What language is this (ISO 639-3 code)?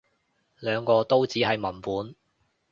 yue